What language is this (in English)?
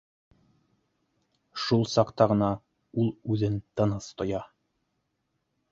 Bashkir